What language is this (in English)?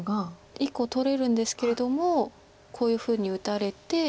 Japanese